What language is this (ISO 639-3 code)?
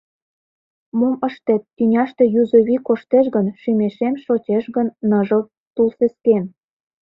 chm